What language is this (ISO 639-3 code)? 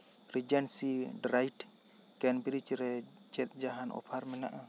sat